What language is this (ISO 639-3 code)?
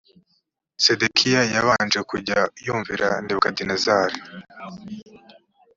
kin